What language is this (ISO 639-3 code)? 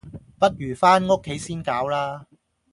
yue